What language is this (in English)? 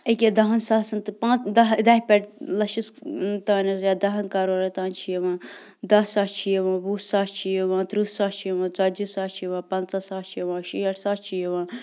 Kashmiri